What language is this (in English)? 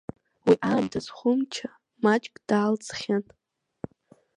Abkhazian